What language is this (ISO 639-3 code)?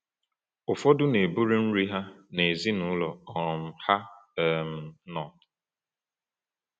ibo